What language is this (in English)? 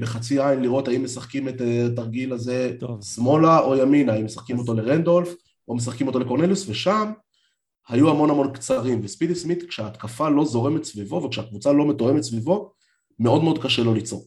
Hebrew